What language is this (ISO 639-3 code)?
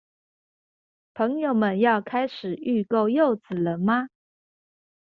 zho